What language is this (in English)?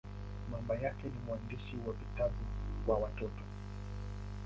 Swahili